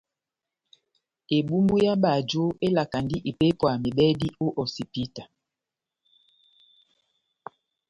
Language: Batanga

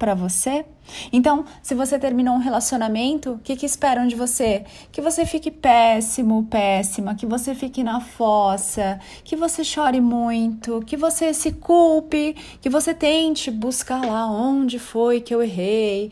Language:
Portuguese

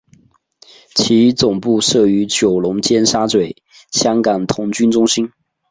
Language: Chinese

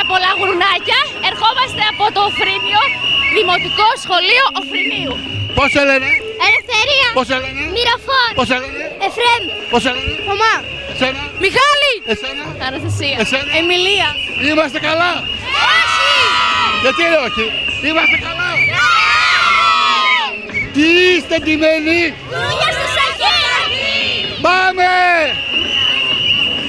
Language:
Greek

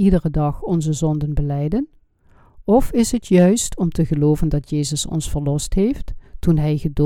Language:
Dutch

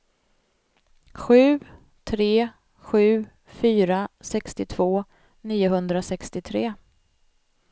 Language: Swedish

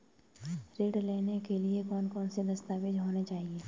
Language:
Hindi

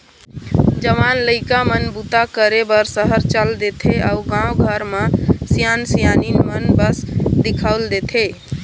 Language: Chhattisgarhi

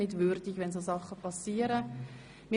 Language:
Swiss German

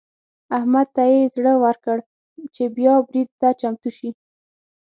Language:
Pashto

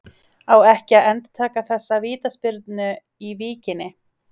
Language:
Icelandic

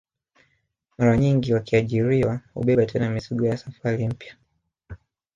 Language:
Swahili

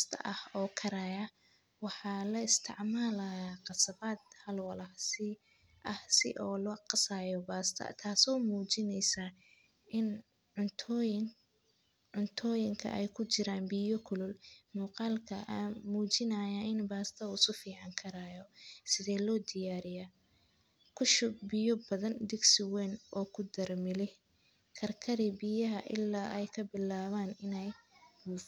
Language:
Somali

